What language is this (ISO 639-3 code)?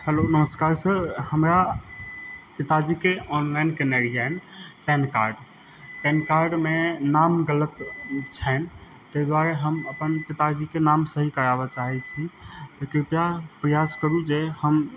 mai